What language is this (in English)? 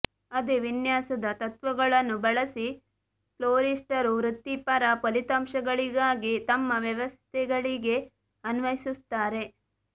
Kannada